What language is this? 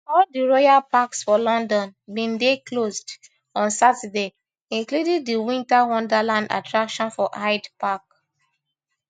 Nigerian Pidgin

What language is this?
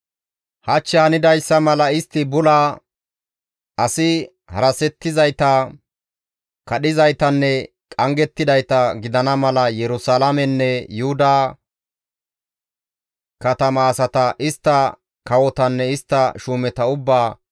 Gamo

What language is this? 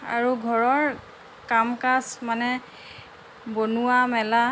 Assamese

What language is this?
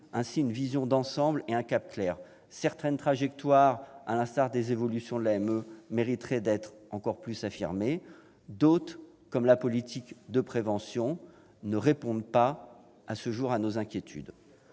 French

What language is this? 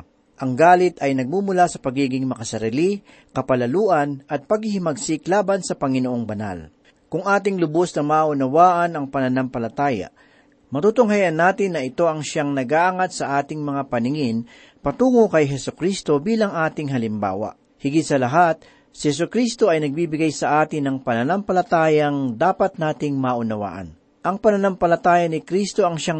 Filipino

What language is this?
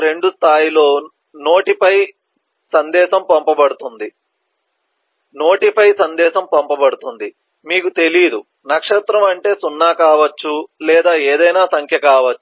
Telugu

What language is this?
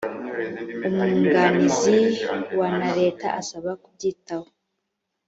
Kinyarwanda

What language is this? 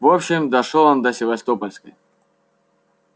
Russian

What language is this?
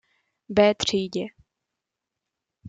Czech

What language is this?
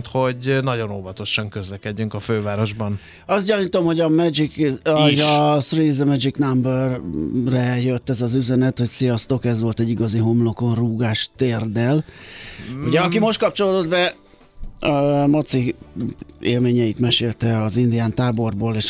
Hungarian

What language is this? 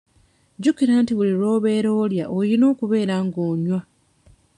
Ganda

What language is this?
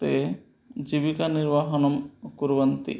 Sanskrit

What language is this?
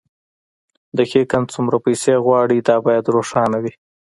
Pashto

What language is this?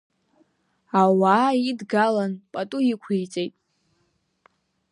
Abkhazian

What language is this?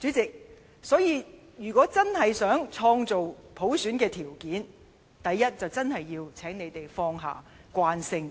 Cantonese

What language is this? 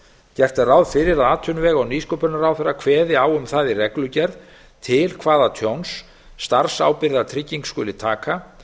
Icelandic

